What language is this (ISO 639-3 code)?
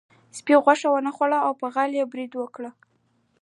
pus